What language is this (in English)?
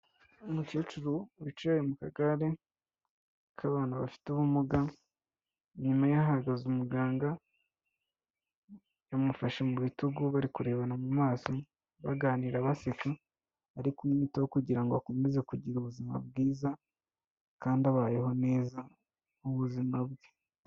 Kinyarwanda